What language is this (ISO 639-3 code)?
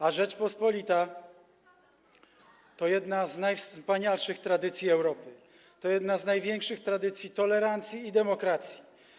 pol